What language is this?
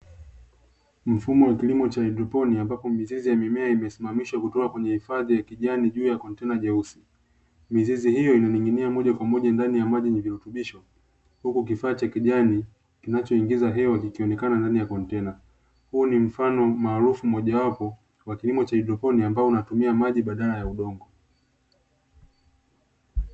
Swahili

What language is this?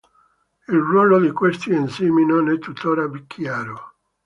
Italian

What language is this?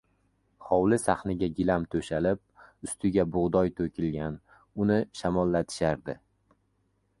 Uzbek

